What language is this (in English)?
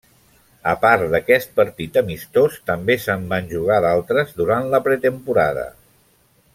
Catalan